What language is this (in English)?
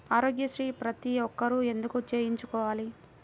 Telugu